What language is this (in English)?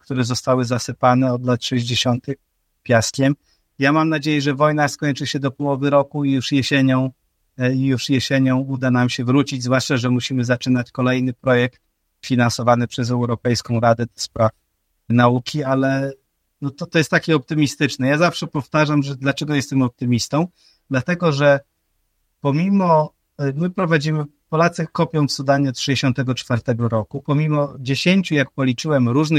Polish